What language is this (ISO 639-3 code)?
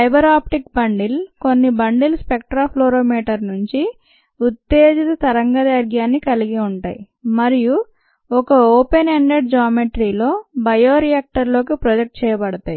tel